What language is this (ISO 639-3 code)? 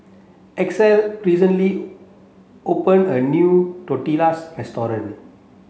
eng